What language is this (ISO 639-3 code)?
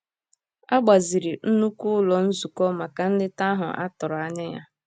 ibo